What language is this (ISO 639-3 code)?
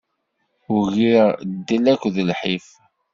kab